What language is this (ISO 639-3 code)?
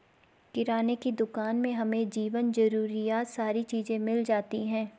hin